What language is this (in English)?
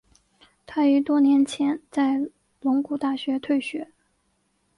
Chinese